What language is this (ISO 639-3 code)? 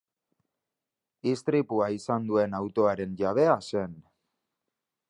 eus